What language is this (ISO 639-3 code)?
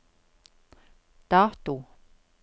nor